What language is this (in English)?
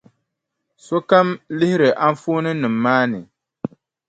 Dagbani